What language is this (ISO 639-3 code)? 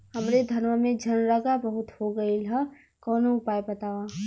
bho